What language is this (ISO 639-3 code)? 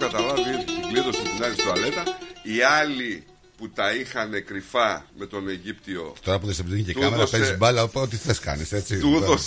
ell